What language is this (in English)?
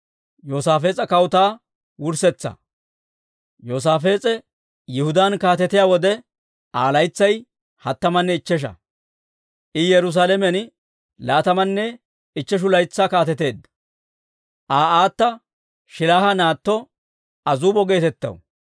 Dawro